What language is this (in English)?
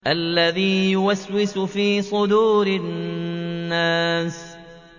Arabic